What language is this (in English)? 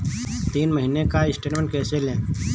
Hindi